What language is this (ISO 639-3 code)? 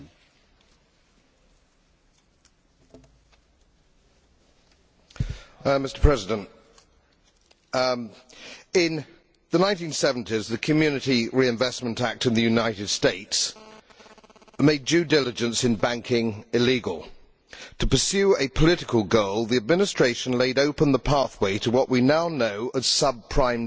eng